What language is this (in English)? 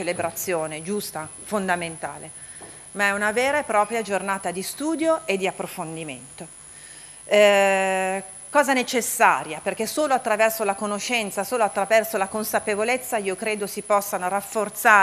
Italian